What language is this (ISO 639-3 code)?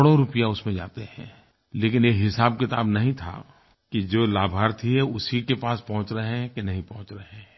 hin